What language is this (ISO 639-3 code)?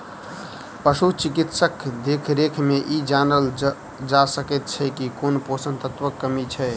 mai